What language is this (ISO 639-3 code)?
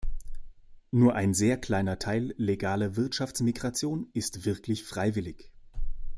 deu